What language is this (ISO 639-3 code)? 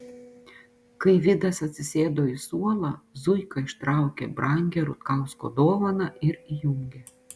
lit